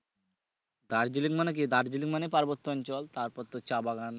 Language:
Bangla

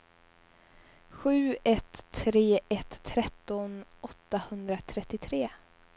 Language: Swedish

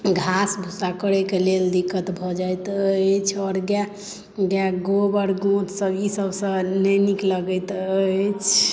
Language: Maithili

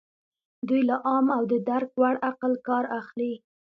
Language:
Pashto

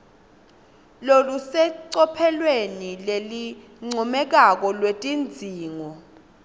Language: Swati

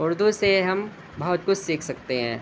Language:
Urdu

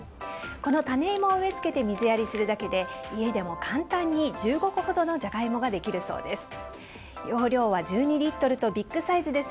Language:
Japanese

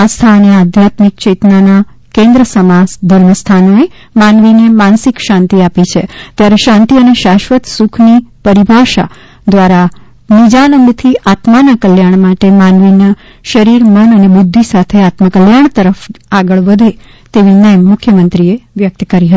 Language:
Gujarati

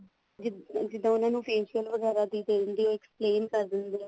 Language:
Punjabi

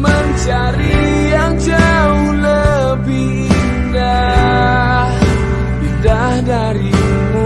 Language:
Indonesian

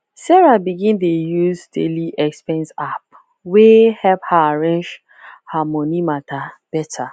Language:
Nigerian Pidgin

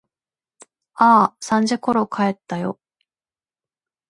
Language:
Japanese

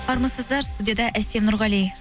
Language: Kazakh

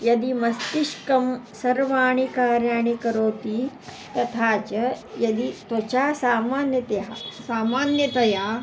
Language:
Sanskrit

